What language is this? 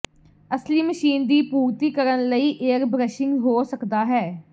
Punjabi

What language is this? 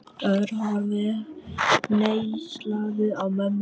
Icelandic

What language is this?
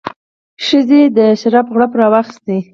Pashto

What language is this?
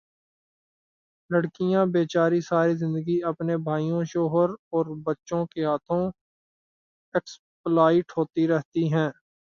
Urdu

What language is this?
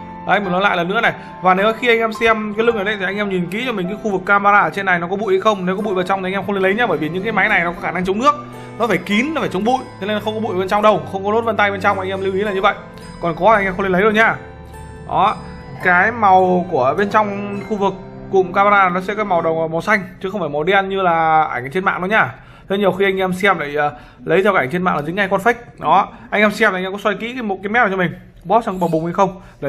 Vietnamese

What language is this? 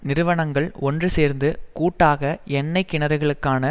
Tamil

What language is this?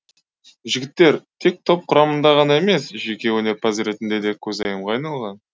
Kazakh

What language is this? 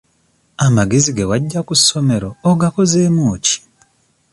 Ganda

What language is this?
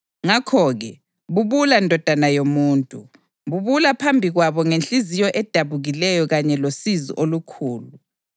North Ndebele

